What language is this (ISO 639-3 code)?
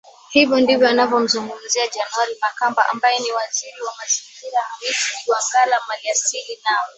swa